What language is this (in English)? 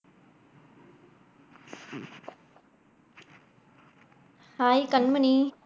Tamil